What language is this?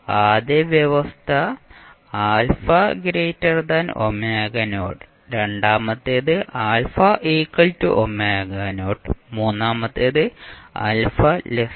Malayalam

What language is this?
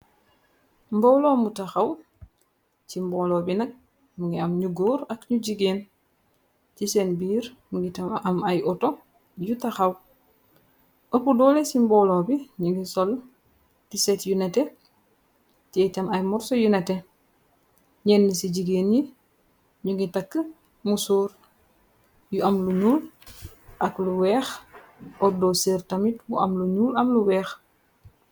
Wolof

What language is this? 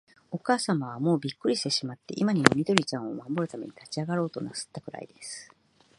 Japanese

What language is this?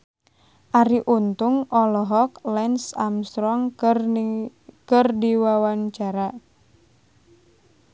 Sundanese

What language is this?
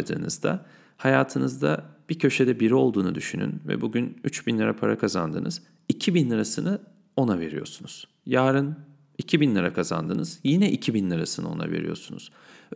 Turkish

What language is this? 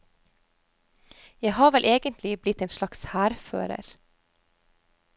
Norwegian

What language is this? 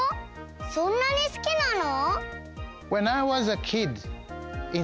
Japanese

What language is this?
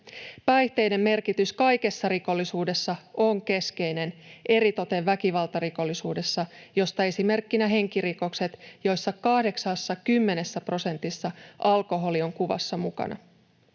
Finnish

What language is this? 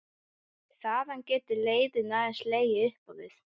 Icelandic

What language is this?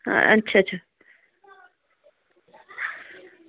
Dogri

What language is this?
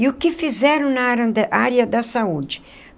Portuguese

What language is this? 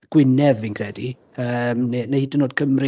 Welsh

